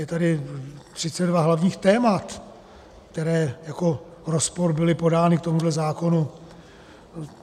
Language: Czech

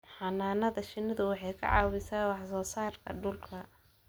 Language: Somali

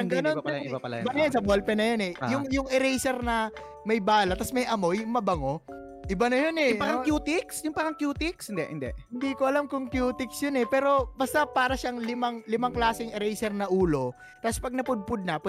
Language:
Filipino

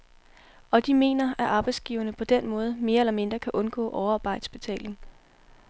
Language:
Danish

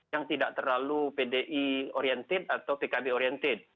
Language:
Indonesian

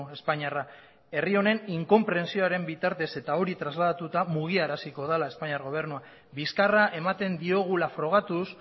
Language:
Basque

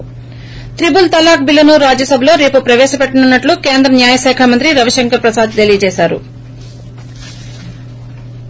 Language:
Telugu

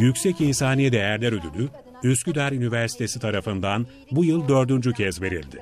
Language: Turkish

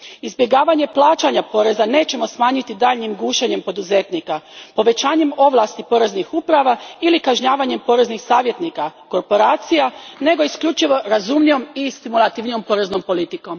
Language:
Croatian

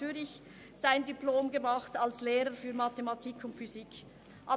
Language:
Swiss German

